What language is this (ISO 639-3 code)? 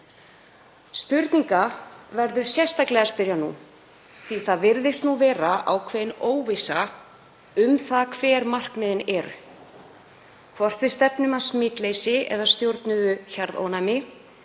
isl